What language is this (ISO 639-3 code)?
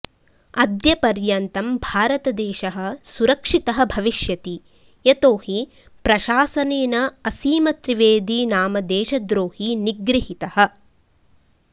san